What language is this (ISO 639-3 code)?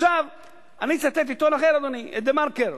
heb